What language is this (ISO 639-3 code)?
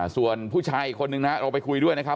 tha